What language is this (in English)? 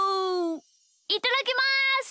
Japanese